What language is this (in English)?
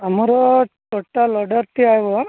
Odia